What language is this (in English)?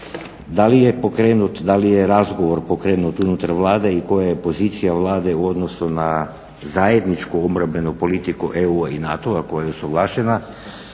Croatian